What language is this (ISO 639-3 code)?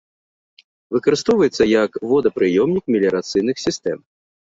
bel